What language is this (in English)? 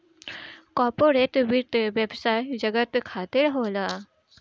Bhojpuri